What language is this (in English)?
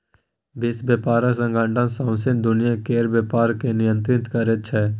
Maithili